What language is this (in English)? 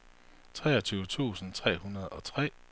Danish